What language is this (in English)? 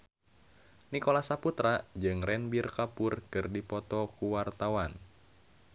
Sundanese